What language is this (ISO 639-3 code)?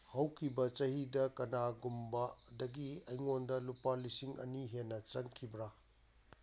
mni